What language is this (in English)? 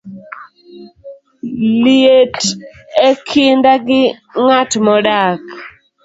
Luo (Kenya and Tanzania)